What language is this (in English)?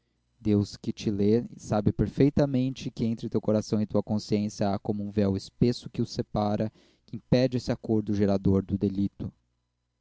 Portuguese